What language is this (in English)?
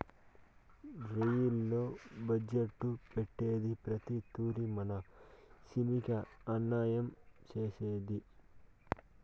Telugu